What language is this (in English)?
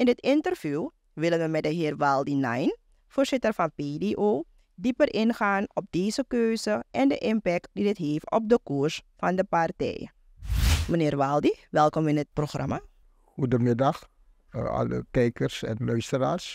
Dutch